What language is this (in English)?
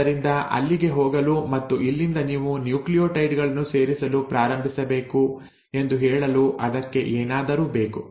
Kannada